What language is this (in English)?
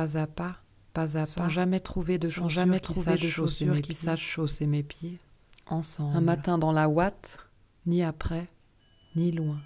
French